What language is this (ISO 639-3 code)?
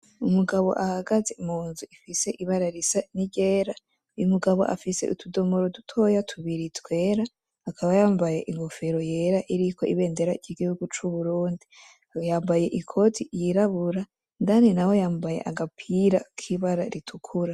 run